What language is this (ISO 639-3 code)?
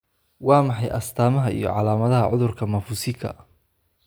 som